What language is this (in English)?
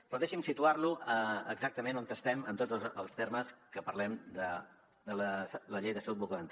Catalan